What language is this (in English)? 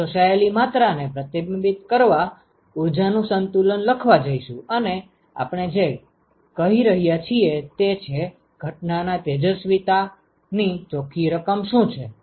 Gujarati